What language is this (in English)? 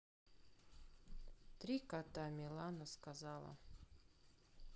Russian